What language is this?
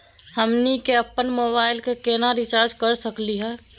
Magahi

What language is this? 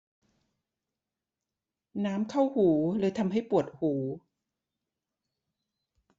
Thai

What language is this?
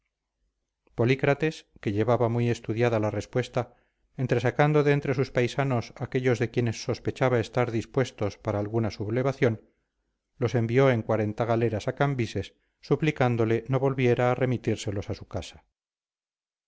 Spanish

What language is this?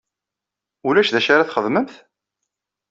Kabyle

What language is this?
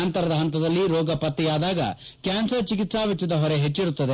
Kannada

